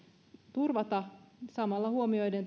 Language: Finnish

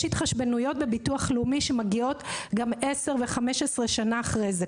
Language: Hebrew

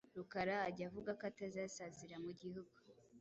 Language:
Kinyarwanda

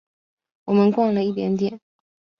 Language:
Chinese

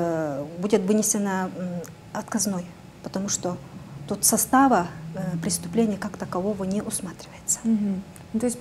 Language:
Russian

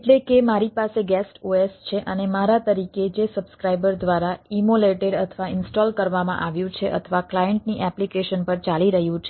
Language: Gujarati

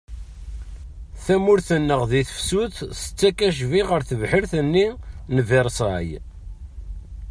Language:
Kabyle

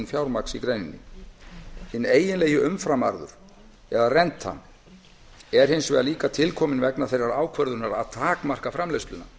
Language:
Icelandic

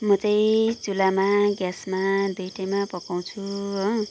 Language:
Nepali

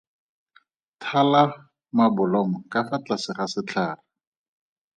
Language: Tswana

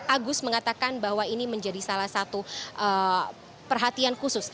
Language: Indonesian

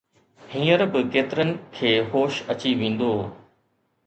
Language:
Sindhi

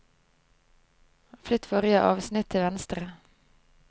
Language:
Norwegian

